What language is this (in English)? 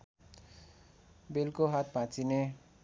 Nepali